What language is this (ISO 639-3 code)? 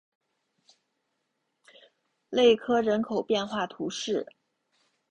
zho